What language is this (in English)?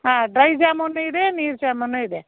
Kannada